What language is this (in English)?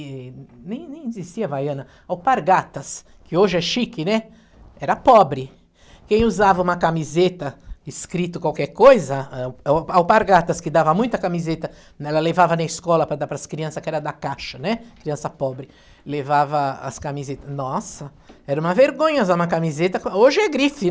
Portuguese